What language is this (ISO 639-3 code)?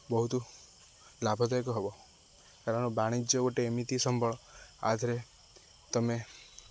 ori